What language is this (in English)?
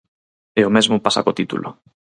Galician